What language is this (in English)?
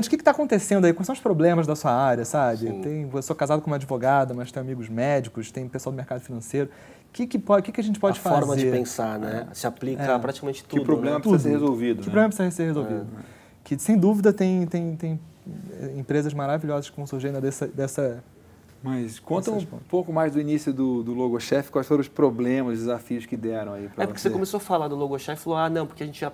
Portuguese